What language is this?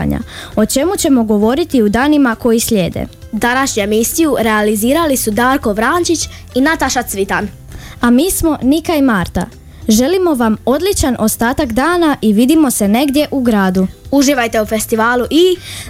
Croatian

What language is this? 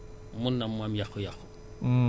Wolof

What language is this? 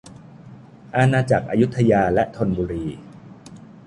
Thai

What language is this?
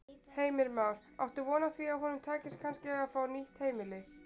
Icelandic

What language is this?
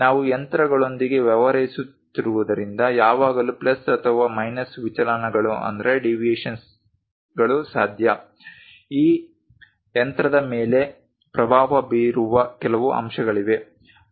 Kannada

